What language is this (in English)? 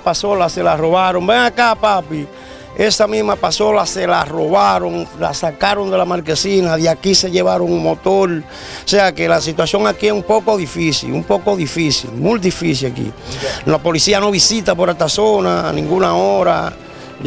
Spanish